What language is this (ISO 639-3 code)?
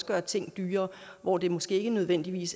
dan